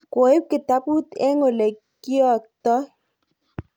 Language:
Kalenjin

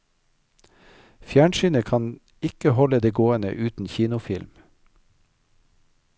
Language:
Norwegian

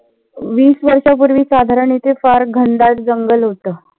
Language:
Marathi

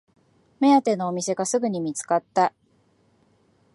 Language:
Japanese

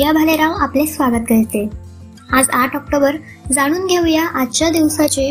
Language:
Marathi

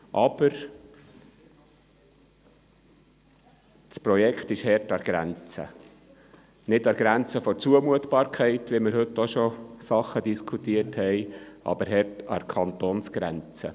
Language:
Swiss German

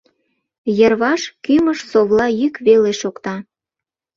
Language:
Mari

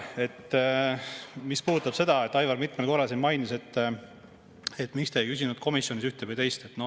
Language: Estonian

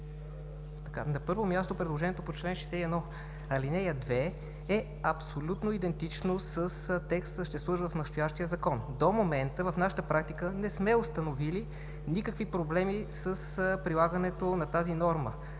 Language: Bulgarian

